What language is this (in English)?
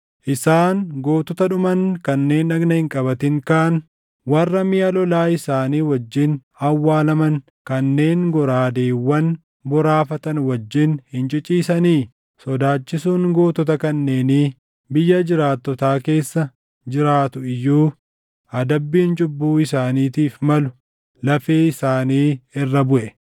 Oromo